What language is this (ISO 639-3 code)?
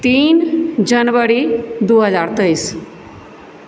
mai